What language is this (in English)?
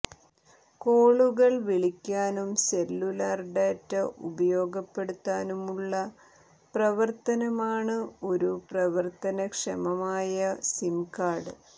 Malayalam